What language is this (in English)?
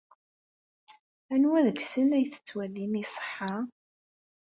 Kabyle